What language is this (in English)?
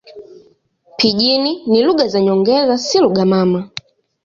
Swahili